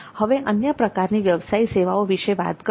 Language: Gujarati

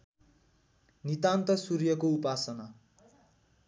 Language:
Nepali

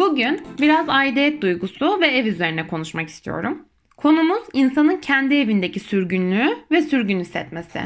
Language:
Turkish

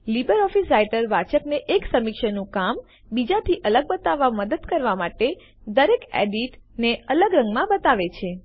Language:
Gujarati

